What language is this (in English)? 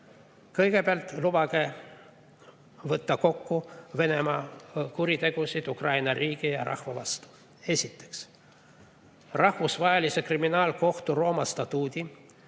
Estonian